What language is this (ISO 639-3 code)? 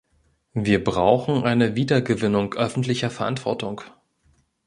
deu